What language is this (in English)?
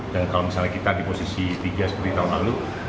Indonesian